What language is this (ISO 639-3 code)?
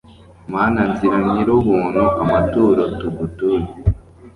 kin